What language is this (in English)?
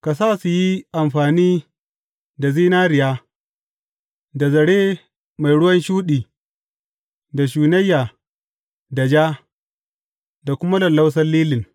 Hausa